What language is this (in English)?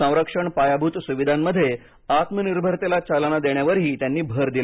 Marathi